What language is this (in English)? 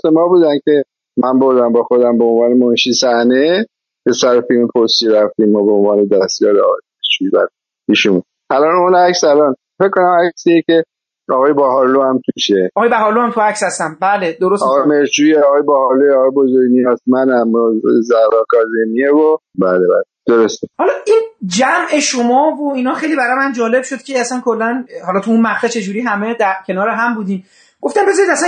Persian